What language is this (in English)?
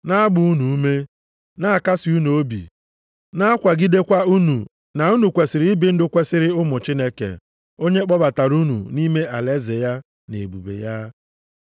Igbo